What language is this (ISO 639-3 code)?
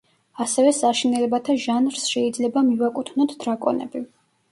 kat